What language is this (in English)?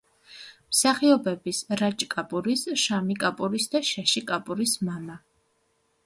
Georgian